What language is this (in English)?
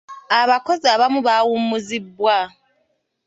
Ganda